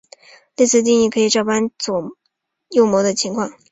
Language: Chinese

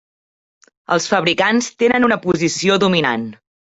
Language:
Catalan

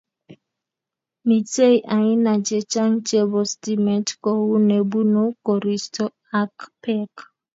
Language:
Kalenjin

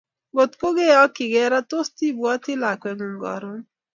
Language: Kalenjin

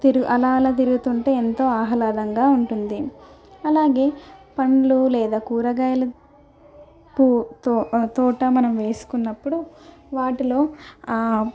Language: Telugu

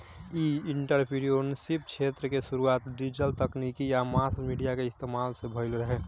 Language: Bhojpuri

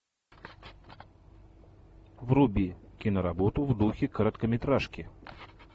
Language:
Russian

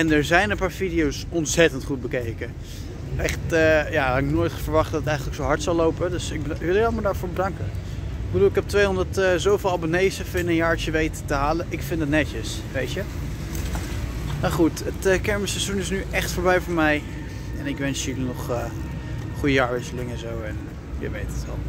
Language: Dutch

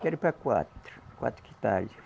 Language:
Portuguese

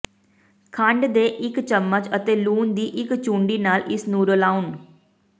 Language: Punjabi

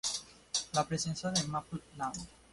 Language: Spanish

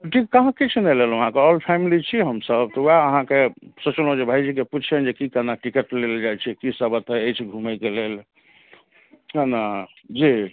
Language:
Maithili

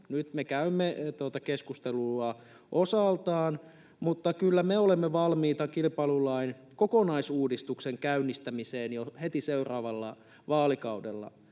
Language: Finnish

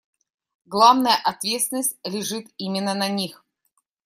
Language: Russian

